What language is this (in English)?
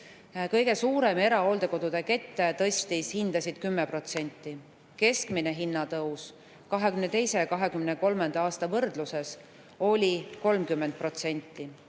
Estonian